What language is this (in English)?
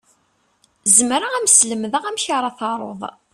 Kabyle